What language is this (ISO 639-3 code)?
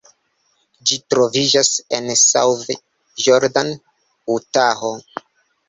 epo